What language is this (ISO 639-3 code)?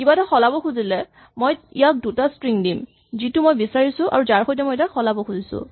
asm